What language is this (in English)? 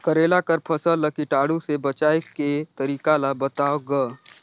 Chhattisgarhi